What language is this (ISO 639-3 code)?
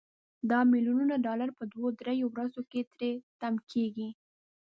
pus